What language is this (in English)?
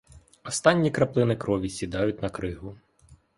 Ukrainian